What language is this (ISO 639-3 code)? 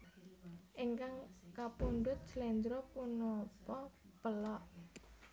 jav